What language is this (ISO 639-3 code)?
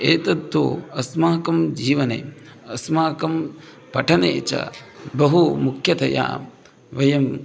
san